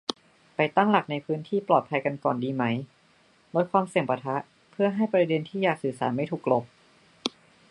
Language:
Thai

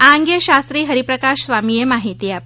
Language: Gujarati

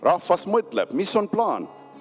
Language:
Estonian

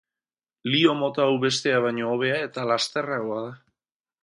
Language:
Basque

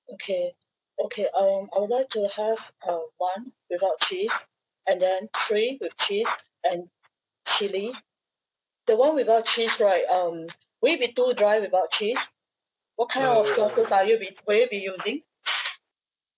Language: English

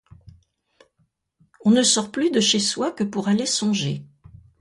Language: French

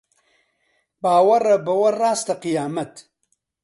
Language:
Central Kurdish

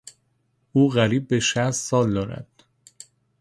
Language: Persian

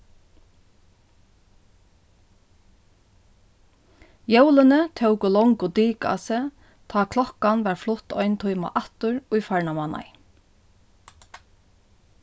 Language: Faroese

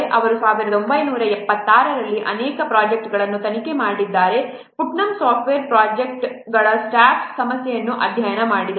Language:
Kannada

